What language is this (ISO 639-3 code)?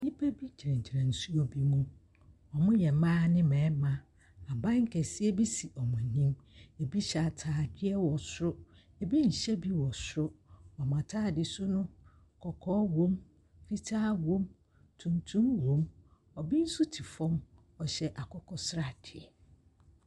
aka